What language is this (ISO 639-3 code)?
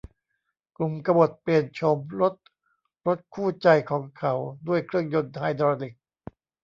tha